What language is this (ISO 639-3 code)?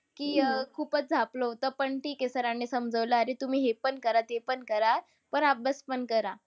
mar